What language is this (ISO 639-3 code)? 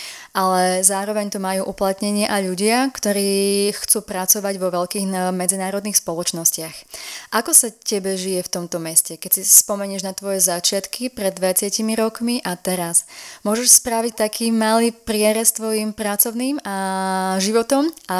slk